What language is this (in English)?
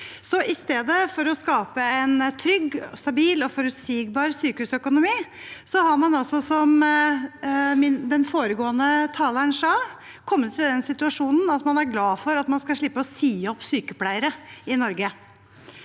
Norwegian